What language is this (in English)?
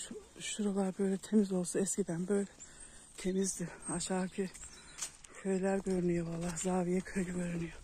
Turkish